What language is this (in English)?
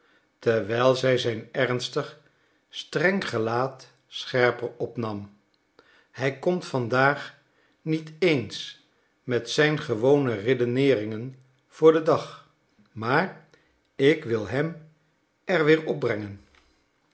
Dutch